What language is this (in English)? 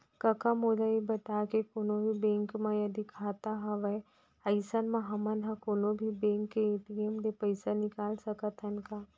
Chhattisgarhi